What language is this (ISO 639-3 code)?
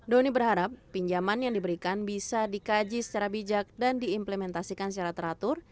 ind